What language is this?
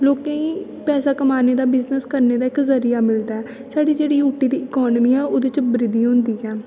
Dogri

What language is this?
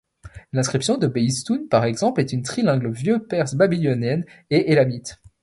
French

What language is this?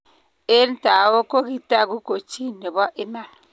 Kalenjin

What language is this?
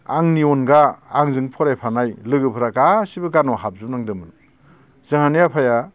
Bodo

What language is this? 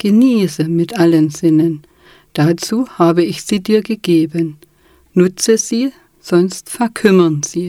German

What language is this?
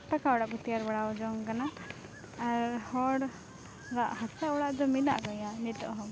Santali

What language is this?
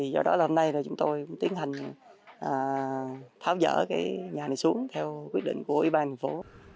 Vietnamese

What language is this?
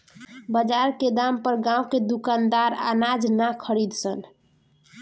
Bhojpuri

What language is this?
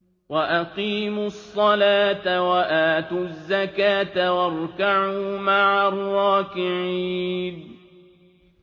Arabic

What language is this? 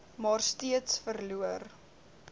Afrikaans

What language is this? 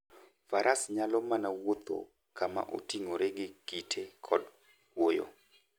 Luo (Kenya and Tanzania)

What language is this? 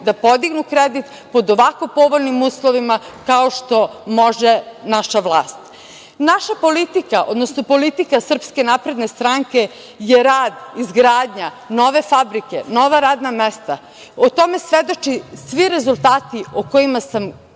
Serbian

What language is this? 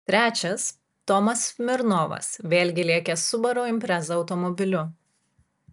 Lithuanian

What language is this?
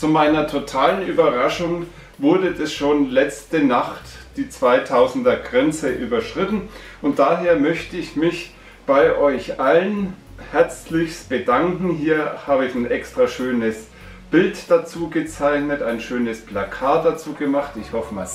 German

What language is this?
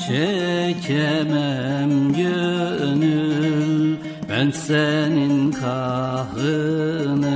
Turkish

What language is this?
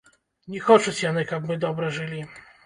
Belarusian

